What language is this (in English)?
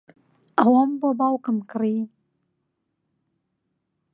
Central Kurdish